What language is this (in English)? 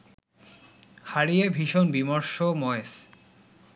Bangla